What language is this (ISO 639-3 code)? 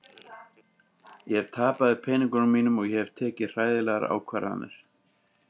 isl